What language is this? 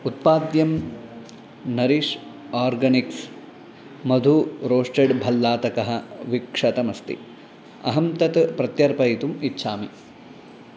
Sanskrit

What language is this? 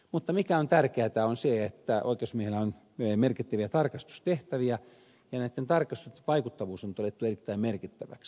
Finnish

